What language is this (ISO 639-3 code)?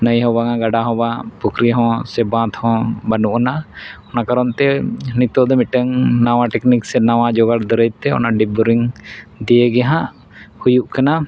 sat